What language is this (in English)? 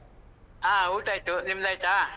Kannada